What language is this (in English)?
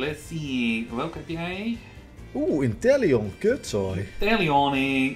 Dutch